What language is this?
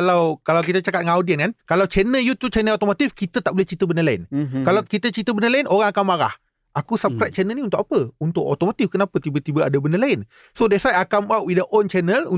Malay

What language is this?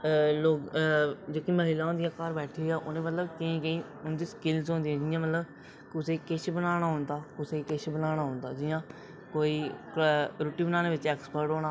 Dogri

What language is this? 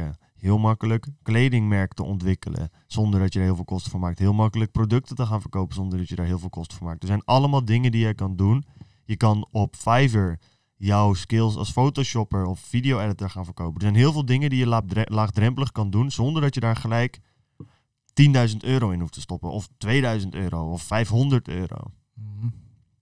Dutch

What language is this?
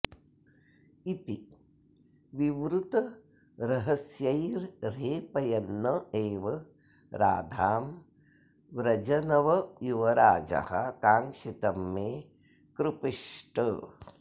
Sanskrit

